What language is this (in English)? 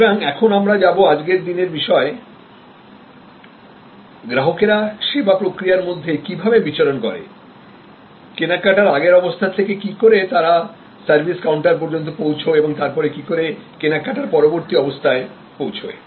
Bangla